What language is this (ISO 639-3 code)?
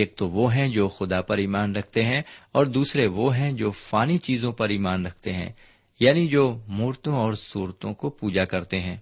urd